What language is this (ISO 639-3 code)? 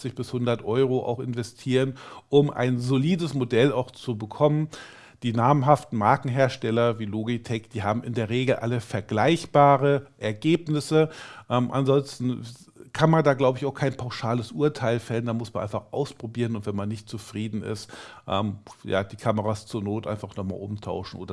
deu